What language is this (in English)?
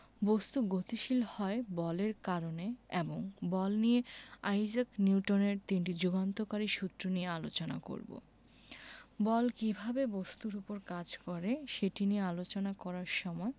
Bangla